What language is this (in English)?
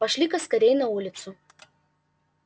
Russian